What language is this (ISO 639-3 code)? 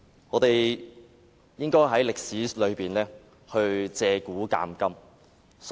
yue